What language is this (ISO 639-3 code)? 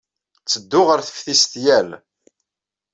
kab